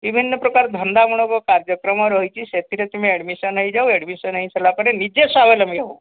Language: Odia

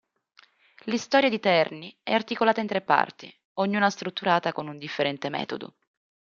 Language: Italian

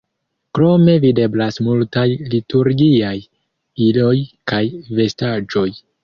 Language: Esperanto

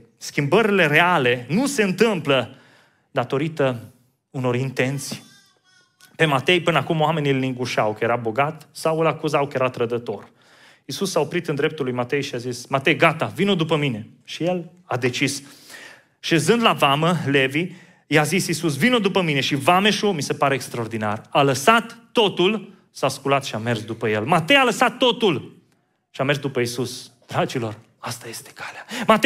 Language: Romanian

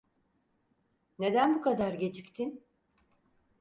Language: Turkish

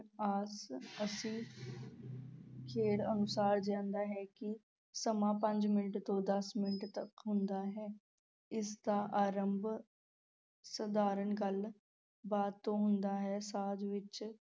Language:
Punjabi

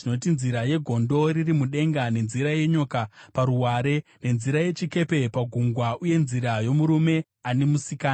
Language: Shona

